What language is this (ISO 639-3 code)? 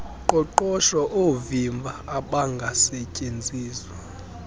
xho